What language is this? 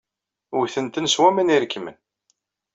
Kabyle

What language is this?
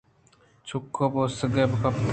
Eastern Balochi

